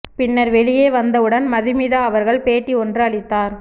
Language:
Tamil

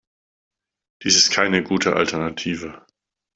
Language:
German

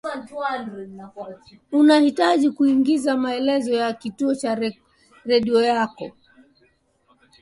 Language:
Swahili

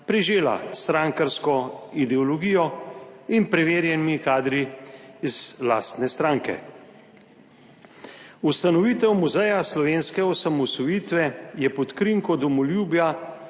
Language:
Slovenian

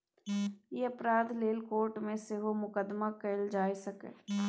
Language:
Maithili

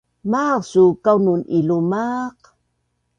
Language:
Bunun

